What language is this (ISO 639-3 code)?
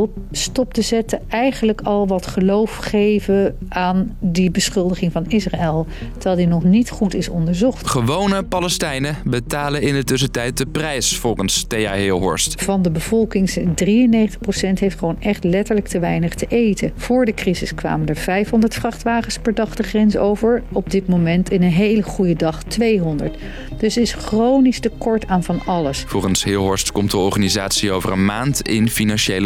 nld